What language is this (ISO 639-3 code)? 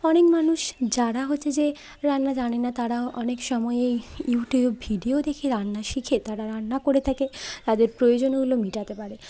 ben